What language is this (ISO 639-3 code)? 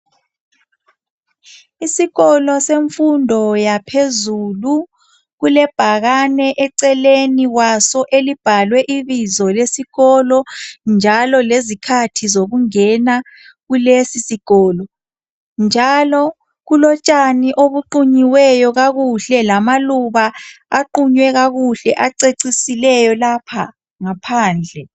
nde